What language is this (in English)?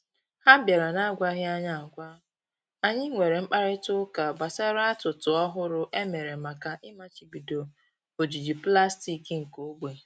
Igbo